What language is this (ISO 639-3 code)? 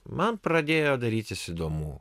lit